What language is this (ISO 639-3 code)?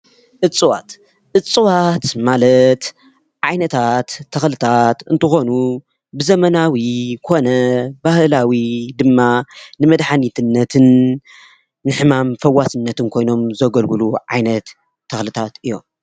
tir